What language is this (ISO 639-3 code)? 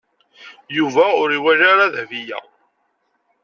kab